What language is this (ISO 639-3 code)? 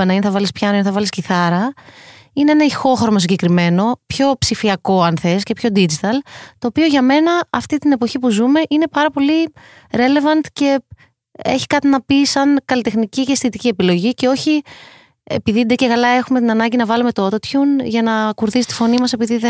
ell